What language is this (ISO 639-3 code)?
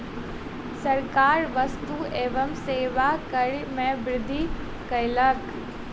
mai